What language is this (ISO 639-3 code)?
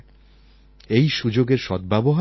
ben